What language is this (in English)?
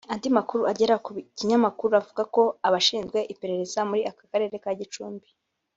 Kinyarwanda